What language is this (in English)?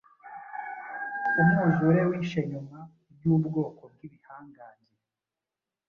Kinyarwanda